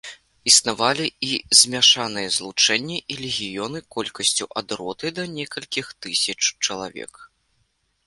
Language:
Belarusian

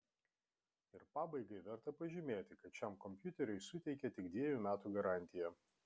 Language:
Lithuanian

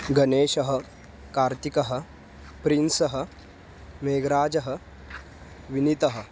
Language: Sanskrit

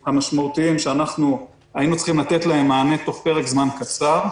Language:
Hebrew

